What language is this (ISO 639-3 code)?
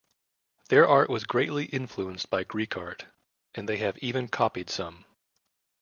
eng